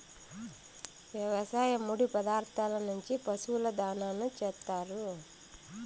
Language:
Telugu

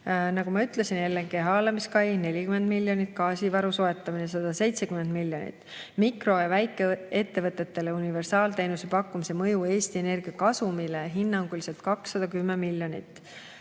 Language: Estonian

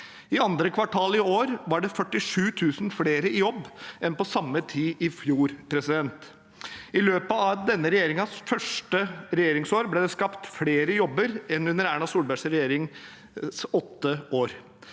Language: Norwegian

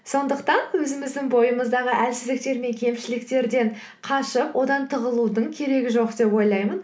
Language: Kazakh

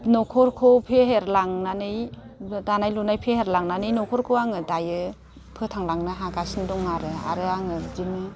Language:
Bodo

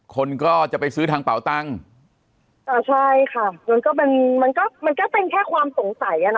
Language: Thai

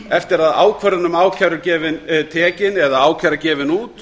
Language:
Icelandic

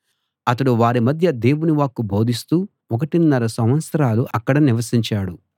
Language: Telugu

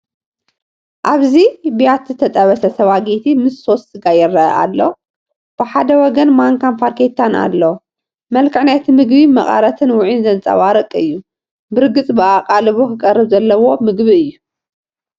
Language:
Tigrinya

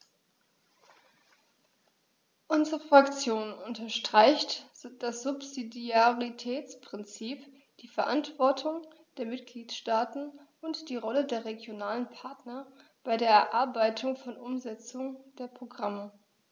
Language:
German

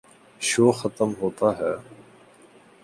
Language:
Urdu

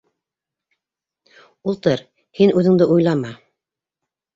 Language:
Bashkir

